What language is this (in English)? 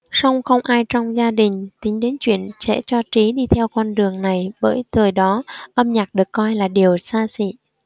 Vietnamese